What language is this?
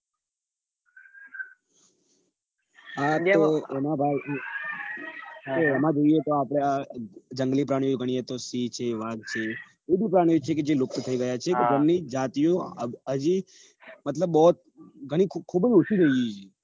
Gujarati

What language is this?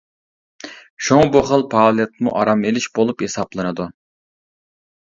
Uyghur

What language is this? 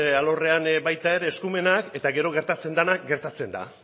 Basque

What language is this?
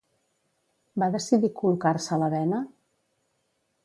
Catalan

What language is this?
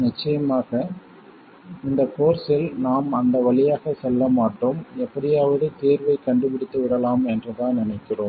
Tamil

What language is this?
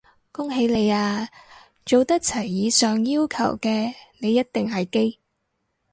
Cantonese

